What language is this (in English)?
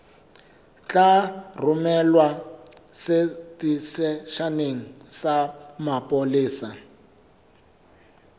Southern Sotho